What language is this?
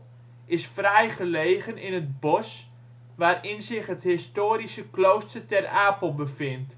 Dutch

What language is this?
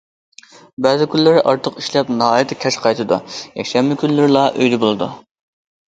Uyghur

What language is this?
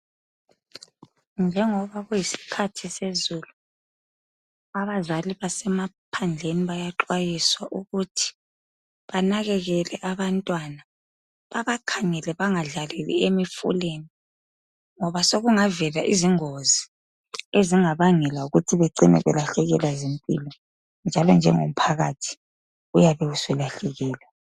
North Ndebele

